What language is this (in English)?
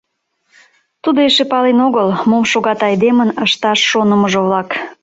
Mari